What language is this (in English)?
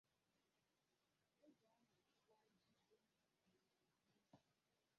Igbo